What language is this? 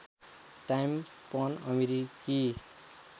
Nepali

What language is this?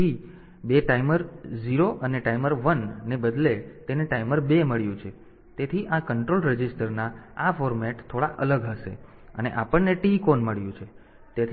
Gujarati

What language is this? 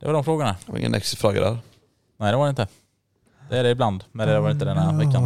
Swedish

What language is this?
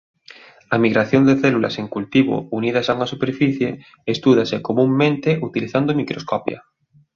Galician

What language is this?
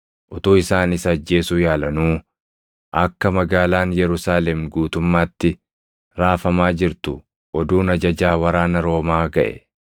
Oromo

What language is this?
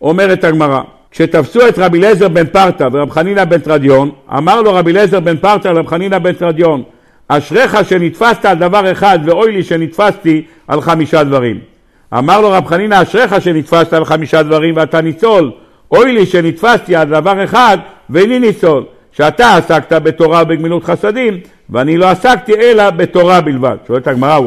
Hebrew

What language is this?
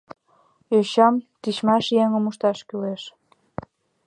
Mari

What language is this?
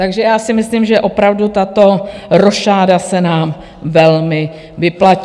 Czech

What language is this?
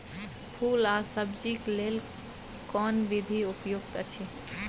Maithili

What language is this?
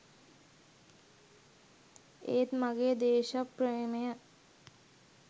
Sinhala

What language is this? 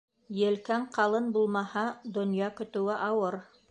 Bashkir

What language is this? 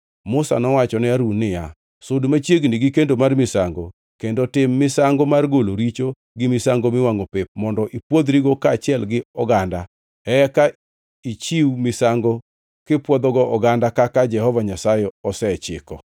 Luo (Kenya and Tanzania)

